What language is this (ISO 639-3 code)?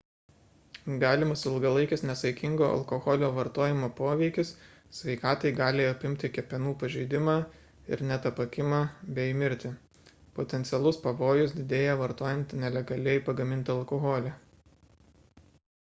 lit